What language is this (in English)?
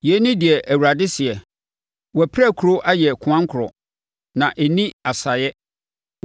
Akan